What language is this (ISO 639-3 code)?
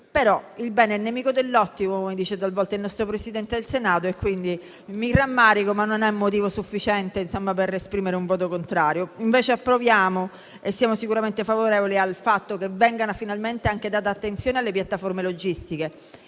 ita